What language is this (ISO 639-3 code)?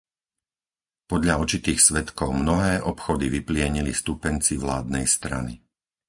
slk